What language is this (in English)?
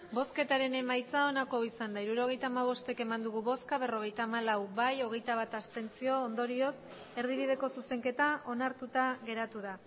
Basque